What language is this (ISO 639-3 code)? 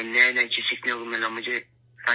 urd